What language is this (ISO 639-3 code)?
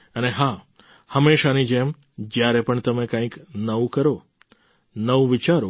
guj